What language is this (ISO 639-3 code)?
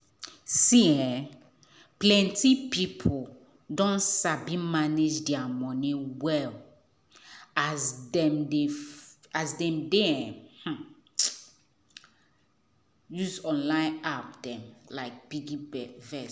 pcm